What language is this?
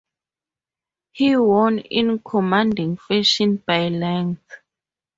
English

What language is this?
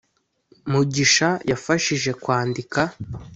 Kinyarwanda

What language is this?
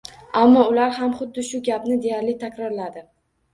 Uzbek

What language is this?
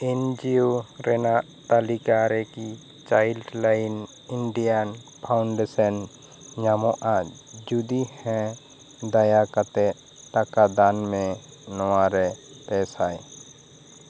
Santali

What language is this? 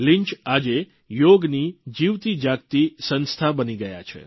Gujarati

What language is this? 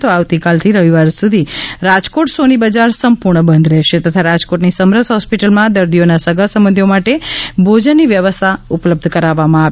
Gujarati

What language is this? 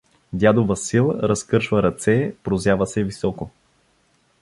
Bulgarian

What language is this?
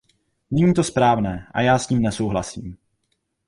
Czech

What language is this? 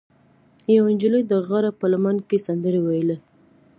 Pashto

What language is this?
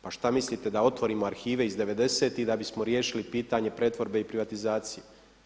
Croatian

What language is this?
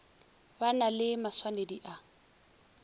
Northern Sotho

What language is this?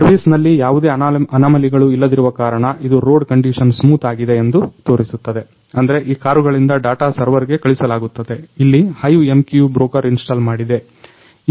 Kannada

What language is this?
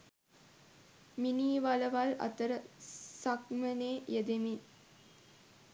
Sinhala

